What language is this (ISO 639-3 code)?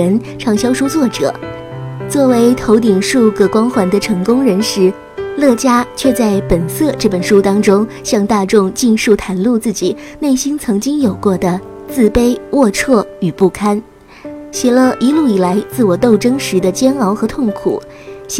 zho